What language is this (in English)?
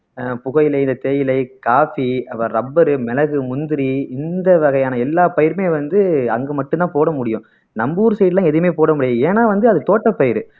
Tamil